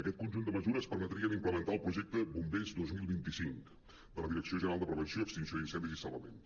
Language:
Catalan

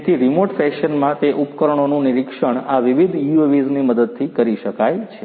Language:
Gujarati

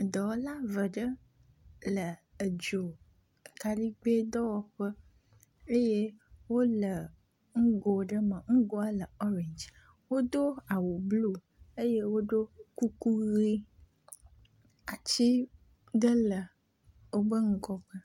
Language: Ewe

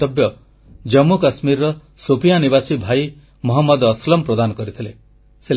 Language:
Odia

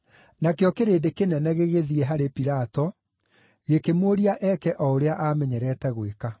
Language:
Kikuyu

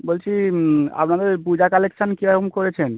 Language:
Bangla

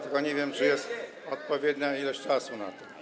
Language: Polish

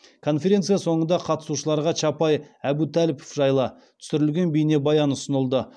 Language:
Kazakh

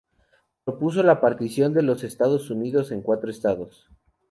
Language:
Spanish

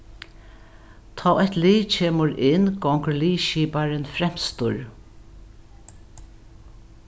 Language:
Faroese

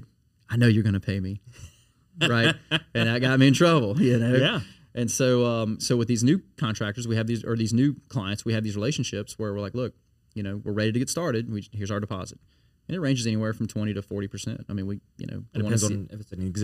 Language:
English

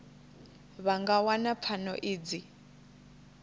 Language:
Venda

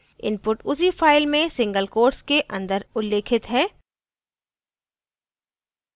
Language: Hindi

